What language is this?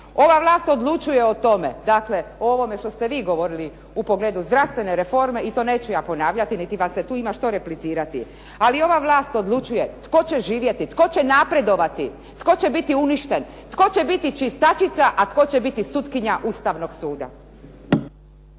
Croatian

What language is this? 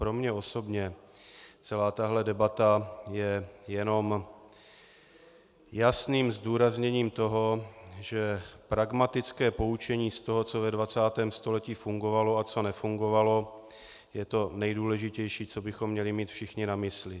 Czech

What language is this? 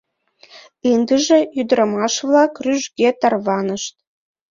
Mari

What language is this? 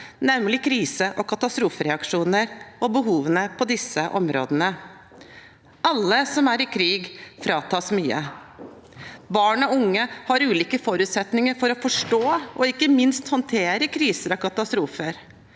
Norwegian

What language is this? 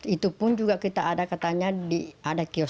Indonesian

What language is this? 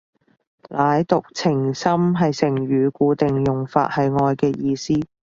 Cantonese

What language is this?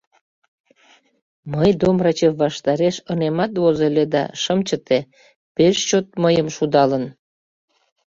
Mari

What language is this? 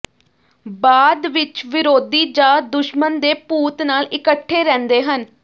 Punjabi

